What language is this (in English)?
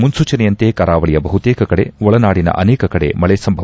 Kannada